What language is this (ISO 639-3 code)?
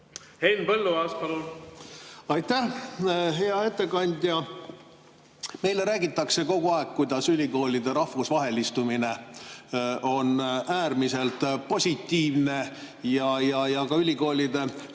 est